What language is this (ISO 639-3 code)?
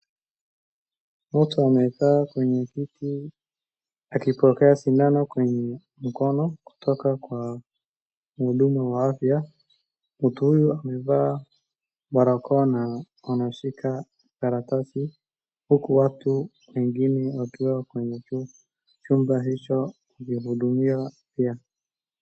swa